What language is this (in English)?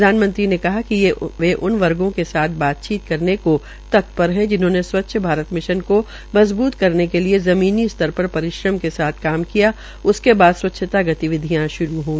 Hindi